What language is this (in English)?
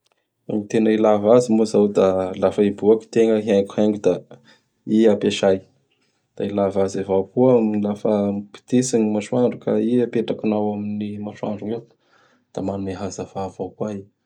Bara Malagasy